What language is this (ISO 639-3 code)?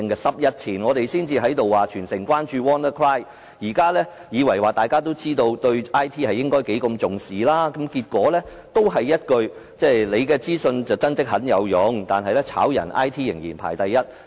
yue